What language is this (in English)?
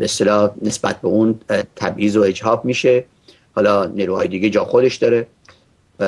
Persian